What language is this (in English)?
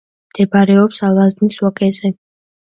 Georgian